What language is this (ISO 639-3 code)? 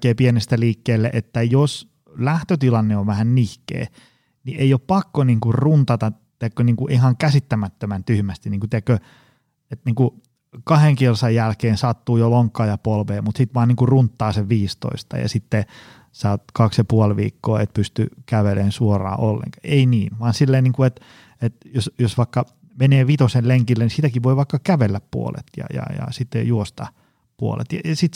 fin